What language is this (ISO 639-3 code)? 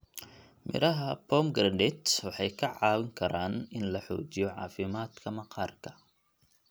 som